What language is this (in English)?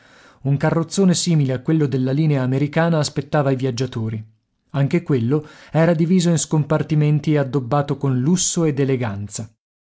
Italian